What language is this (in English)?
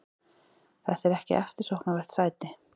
Icelandic